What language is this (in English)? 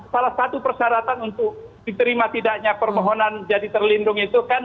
Indonesian